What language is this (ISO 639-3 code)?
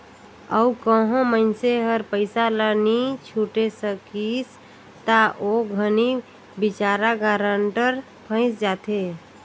hne